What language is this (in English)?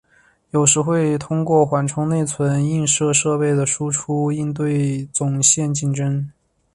Chinese